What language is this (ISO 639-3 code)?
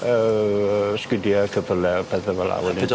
cym